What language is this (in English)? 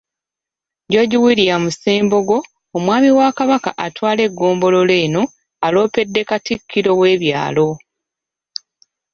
Ganda